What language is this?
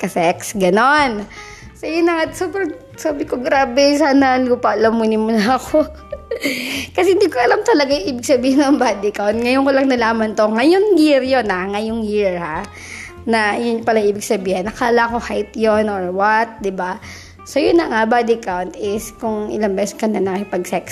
Filipino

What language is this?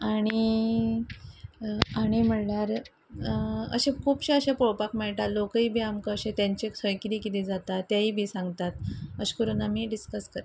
Konkani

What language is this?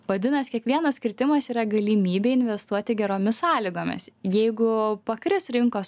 Lithuanian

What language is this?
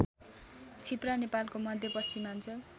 Nepali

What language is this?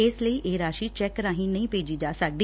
Punjabi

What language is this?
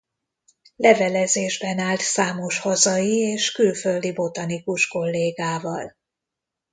Hungarian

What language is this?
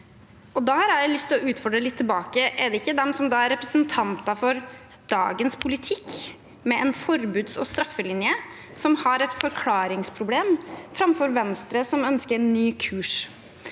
Norwegian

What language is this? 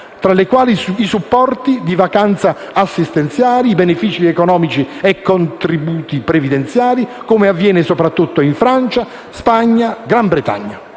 Italian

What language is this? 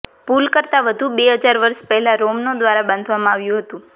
Gujarati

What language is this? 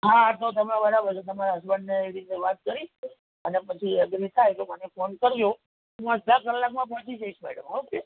Gujarati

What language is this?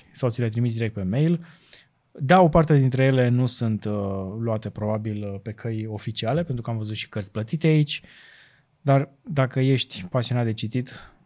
Romanian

